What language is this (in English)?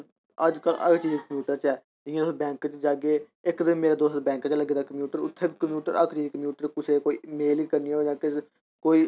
Dogri